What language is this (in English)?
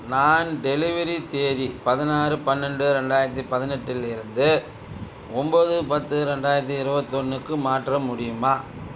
Tamil